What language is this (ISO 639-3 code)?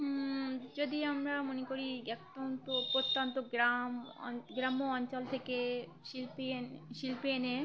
ben